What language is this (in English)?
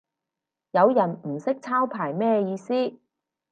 Cantonese